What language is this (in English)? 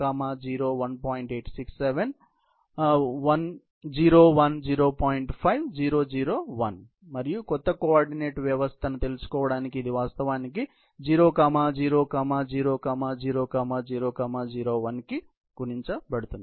Telugu